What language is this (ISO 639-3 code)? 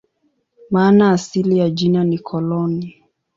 swa